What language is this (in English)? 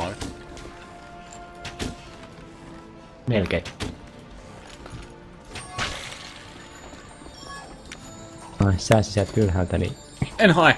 Finnish